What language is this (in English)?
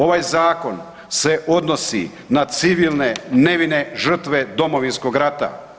Croatian